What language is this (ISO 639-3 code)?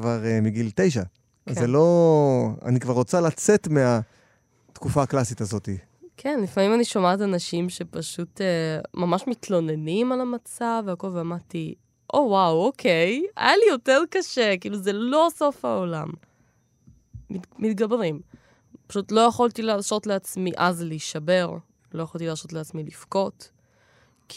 heb